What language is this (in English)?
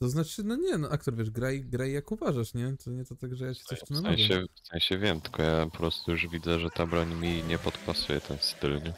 Polish